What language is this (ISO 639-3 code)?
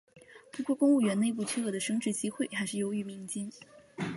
zho